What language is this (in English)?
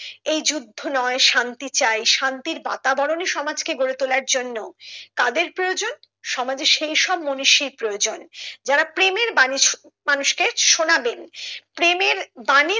Bangla